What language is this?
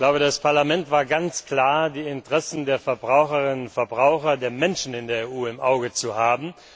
German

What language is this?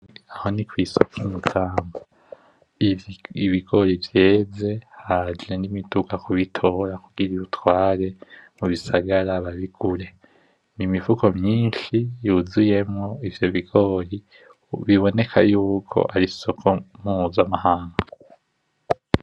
Rundi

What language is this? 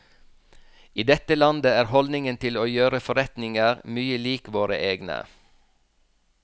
Norwegian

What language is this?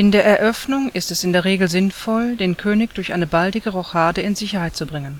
German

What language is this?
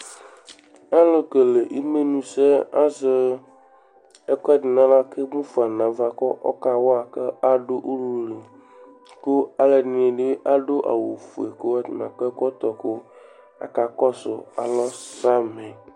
Ikposo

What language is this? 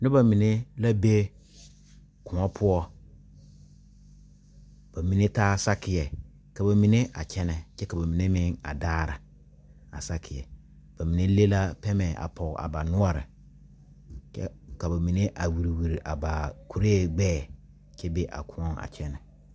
Southern Dagaare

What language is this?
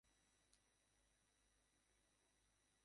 Bangla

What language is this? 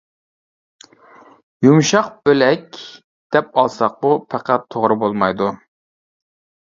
Uyghur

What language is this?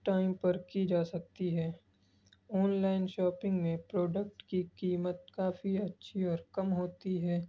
Urdu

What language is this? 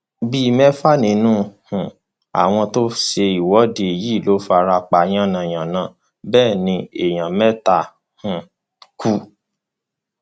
Yoruba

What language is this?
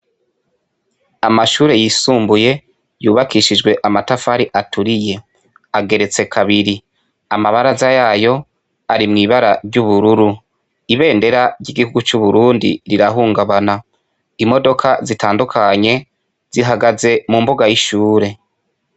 Rundi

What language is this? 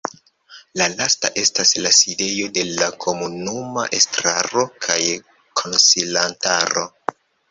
Esperanto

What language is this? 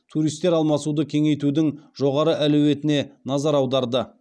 Kazakh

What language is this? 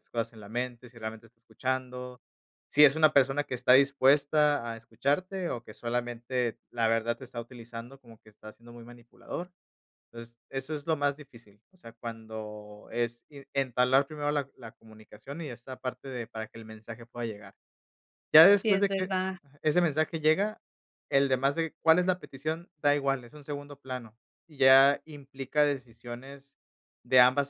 Spanish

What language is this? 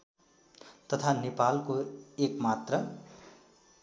Nepali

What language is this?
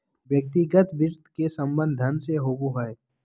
Magahi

